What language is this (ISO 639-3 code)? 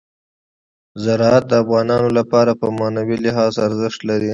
pus